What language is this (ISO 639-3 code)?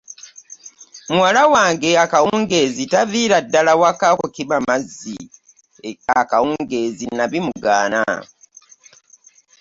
lug